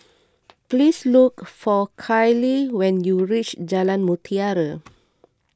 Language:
English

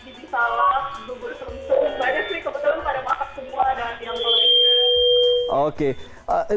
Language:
Indonesian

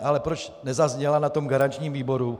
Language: Czech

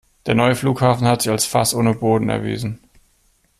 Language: German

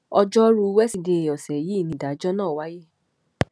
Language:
Yoruba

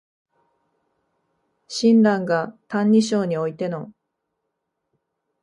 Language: Japanese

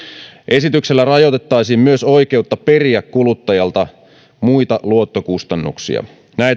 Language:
Finnish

